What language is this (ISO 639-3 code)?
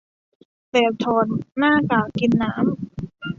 tha